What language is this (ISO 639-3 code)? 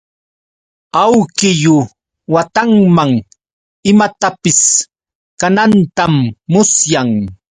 qux